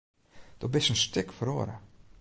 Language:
Western Frisian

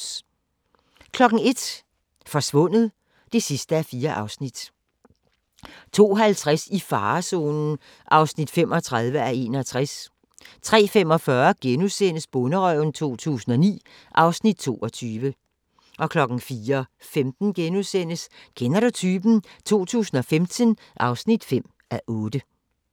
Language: Danish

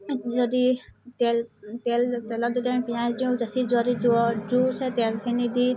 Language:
Assamese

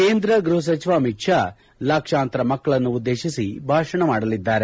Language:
Kannada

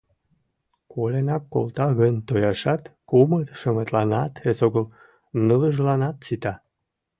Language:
Mari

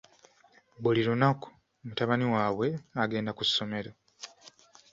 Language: Ganda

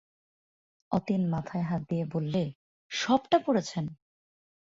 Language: Bangla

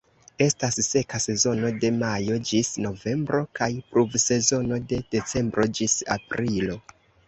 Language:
Esperanto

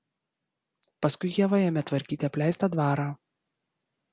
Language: Lithuanian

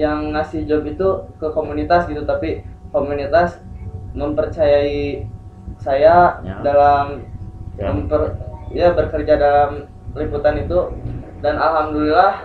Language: Indonesian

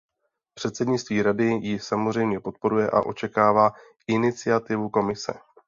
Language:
Czech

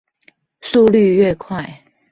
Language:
Chinese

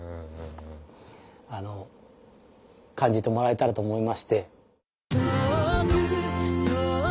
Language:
Japanese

